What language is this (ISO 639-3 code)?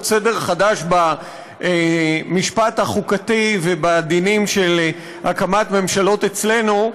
heb